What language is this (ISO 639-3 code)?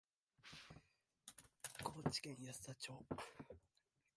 jpn